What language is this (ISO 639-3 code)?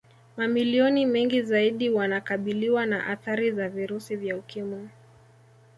swa